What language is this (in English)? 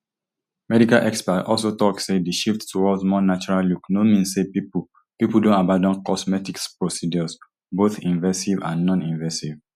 Nigerian Pidgin